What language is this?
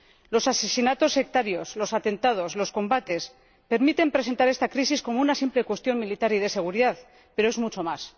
Spanish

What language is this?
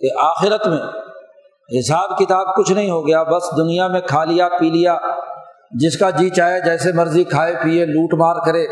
Urdu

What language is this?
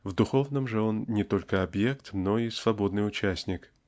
Russian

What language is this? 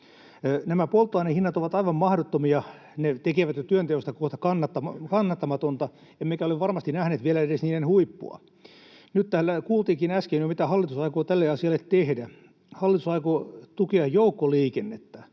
Finnish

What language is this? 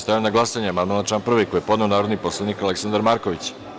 Serbian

